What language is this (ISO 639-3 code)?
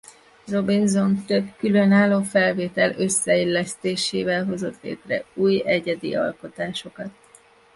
hun